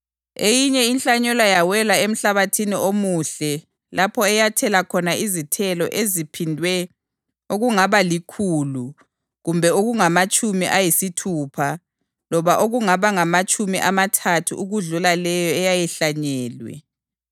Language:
North Ndebele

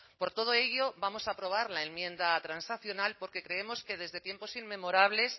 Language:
Spanish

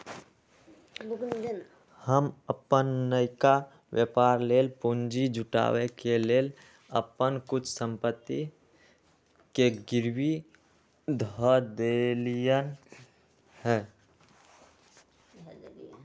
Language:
Magahi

